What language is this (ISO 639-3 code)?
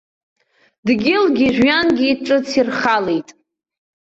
abk